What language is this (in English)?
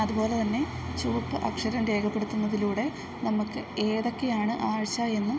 Malayalam